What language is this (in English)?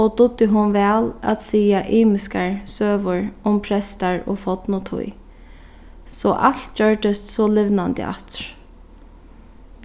Faroese